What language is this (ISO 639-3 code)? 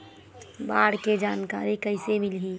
hne